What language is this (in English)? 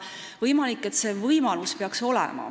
Estonian